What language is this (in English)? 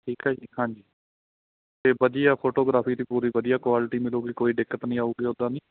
Punjabi